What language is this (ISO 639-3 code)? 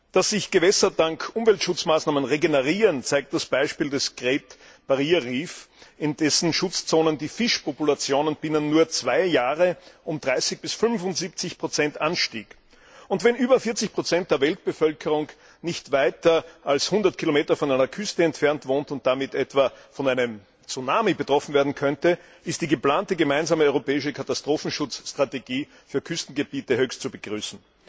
deu